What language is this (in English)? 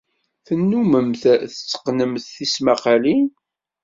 Kabyle